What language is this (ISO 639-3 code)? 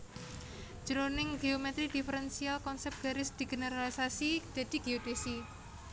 jav